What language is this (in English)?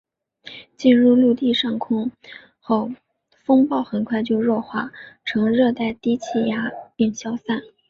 Chinese